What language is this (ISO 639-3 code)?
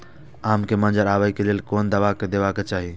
mai